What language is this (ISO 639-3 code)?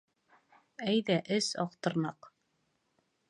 bak